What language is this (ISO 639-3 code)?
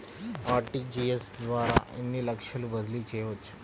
tel